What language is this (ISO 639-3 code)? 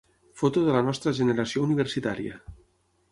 cat